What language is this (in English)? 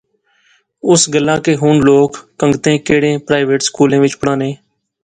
Pahari-Potwari